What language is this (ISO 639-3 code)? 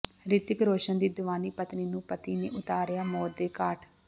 pan